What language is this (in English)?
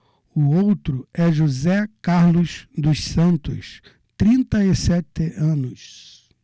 Portuguese